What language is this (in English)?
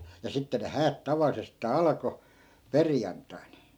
Finnish